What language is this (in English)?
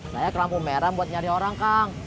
Indonesian